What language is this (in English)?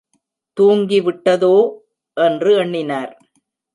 Tamil